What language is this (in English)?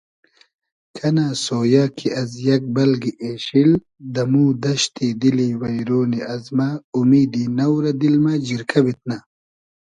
Hazaragi